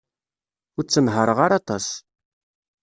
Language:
Kabyle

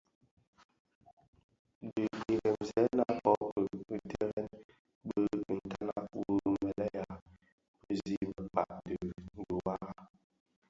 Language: Bafia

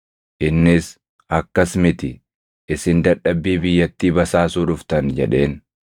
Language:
Oromo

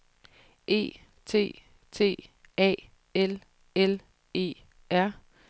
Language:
Danish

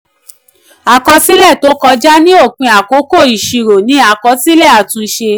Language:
Yoruba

